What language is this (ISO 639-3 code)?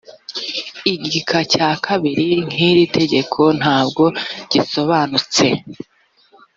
kin